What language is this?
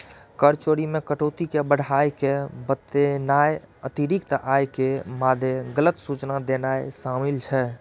Maithili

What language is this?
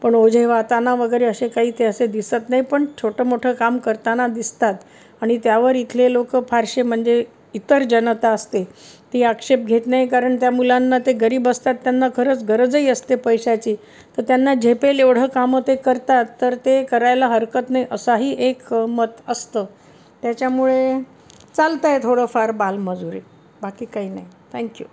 Marathi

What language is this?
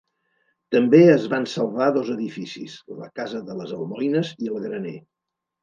Catalan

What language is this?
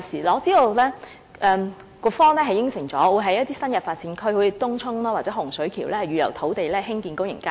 Cantonese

